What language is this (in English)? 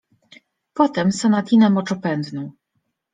Polish